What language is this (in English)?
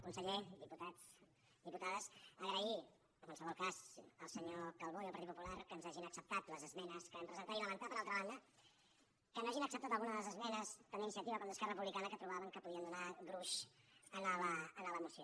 Catalan